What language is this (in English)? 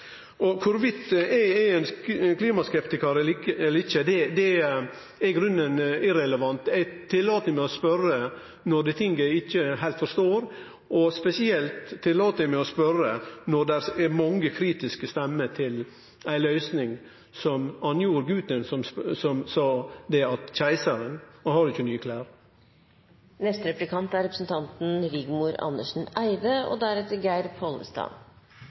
Norwegian